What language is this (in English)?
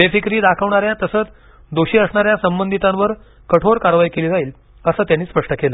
Marathi